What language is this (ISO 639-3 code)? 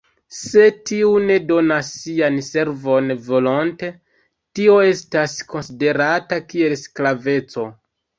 epo